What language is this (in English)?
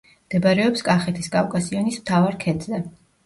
Georgian